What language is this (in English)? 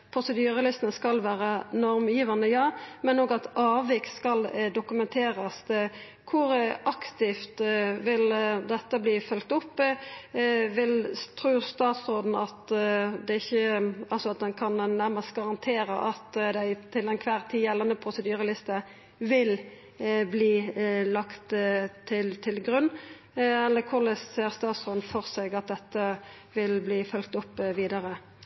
Norwegian Nynorsk